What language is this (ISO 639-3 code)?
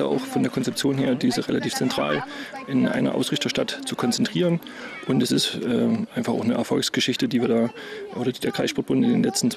deu